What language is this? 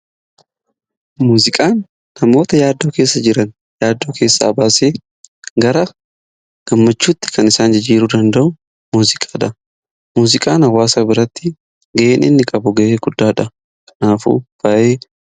Oromo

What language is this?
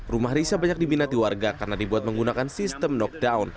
Indonesian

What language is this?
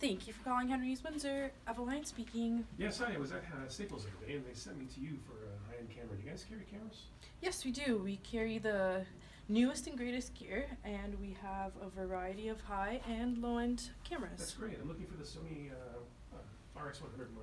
English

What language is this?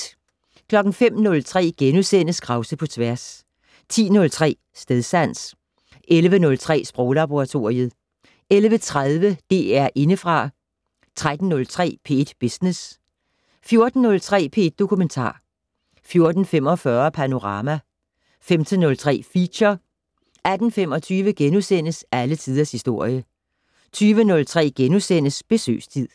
Danish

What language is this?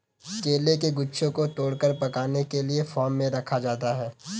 Hindi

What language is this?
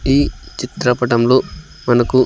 Telugu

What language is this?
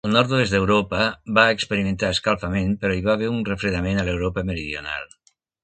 Catalan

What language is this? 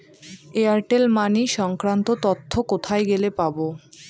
Bangla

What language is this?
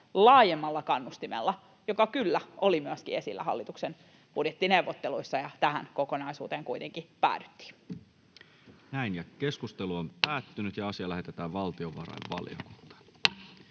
Finnish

